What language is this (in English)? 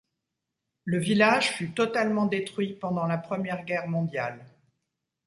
French